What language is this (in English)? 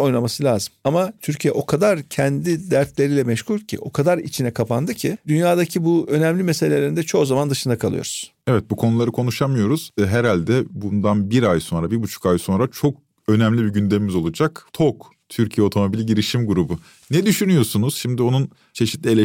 Turkish